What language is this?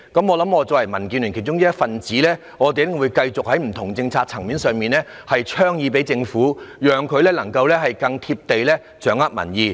Cantonese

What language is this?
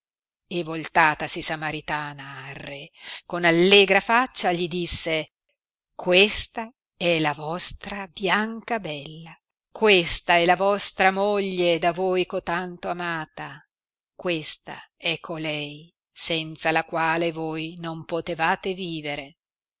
Italian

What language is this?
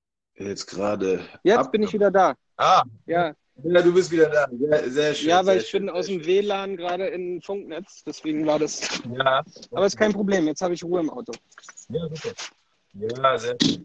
German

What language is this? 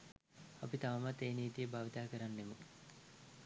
Sinhala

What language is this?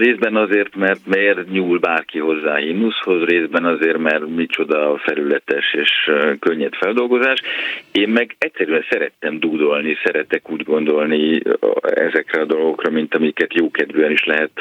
Hungarian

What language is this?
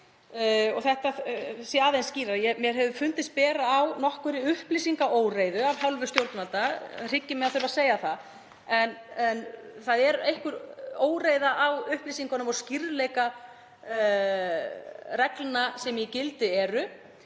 Icelandic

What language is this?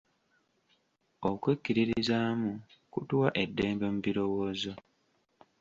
Ganda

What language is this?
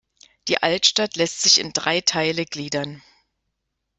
German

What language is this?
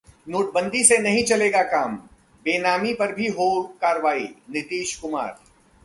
Hindi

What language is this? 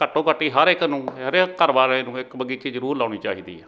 Punjabi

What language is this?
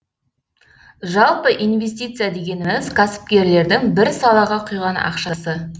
Kazakh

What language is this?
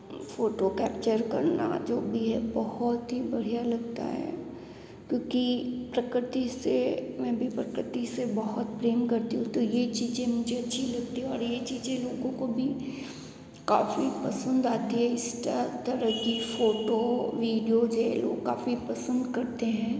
Hindi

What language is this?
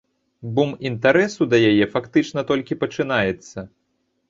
Belarusian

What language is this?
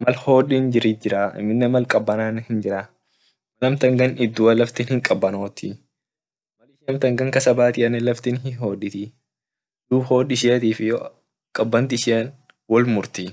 Orma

